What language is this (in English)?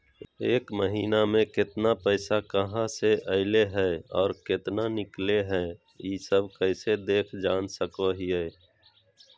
Magahi